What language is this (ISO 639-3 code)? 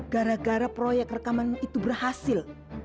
ind